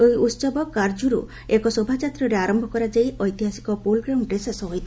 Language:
Odia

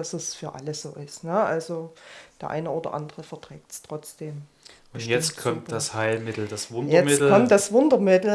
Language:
German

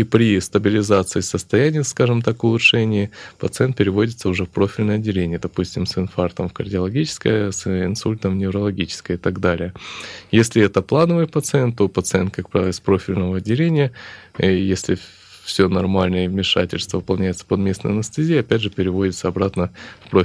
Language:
Russian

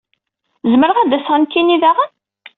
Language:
Kabyle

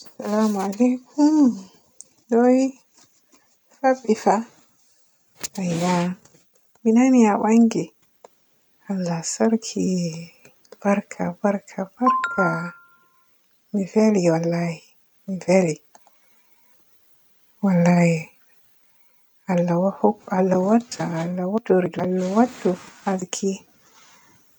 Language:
Borgu Fulfulde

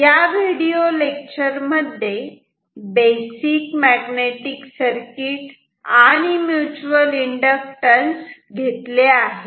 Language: Marathi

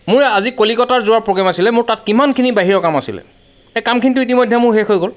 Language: Assamese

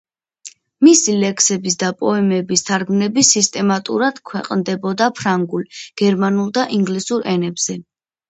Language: Georgian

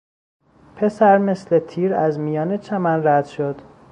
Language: Persian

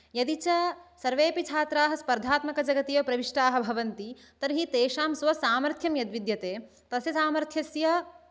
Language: Sanskrit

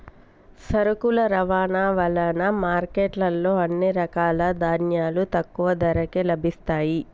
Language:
Telugu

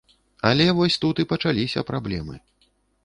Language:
Belarusian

